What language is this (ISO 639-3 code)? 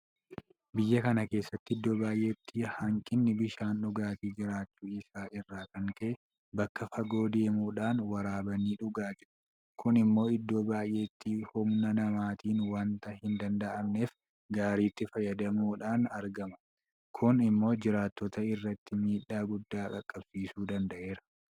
orm